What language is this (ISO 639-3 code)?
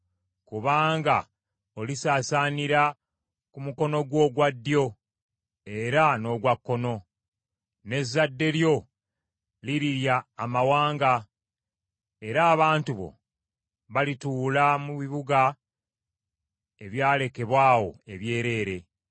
lug